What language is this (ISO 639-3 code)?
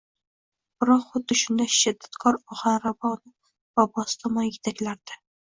uzb